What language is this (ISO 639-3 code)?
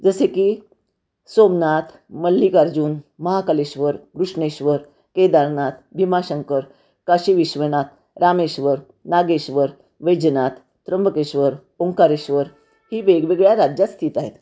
mar